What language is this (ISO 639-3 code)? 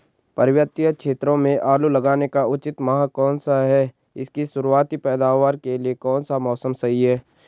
hin